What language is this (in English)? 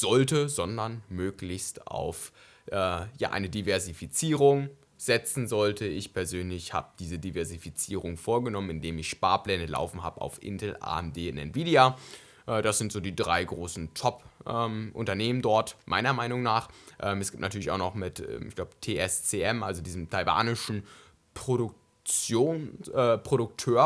German